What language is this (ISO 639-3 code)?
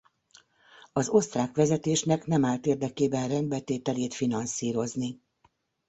hun